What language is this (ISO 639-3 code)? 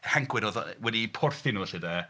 cym